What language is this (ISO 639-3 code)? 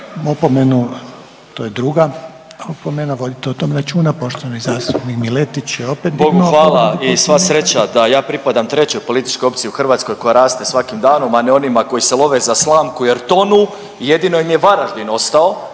hrv